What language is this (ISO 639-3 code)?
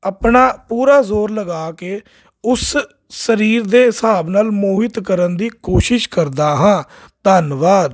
pan